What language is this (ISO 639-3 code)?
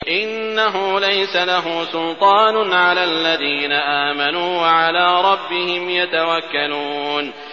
ara